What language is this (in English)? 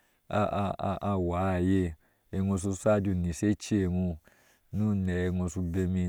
Ashe